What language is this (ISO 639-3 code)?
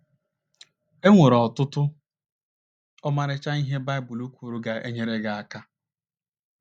ibo